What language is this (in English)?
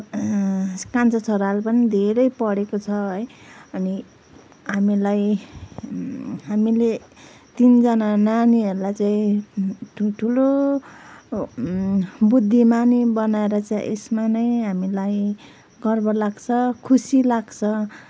Nepali